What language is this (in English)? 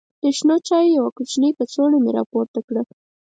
Pashto